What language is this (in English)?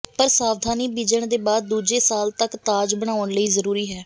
Punjabi